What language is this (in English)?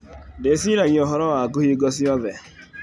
Kikuyu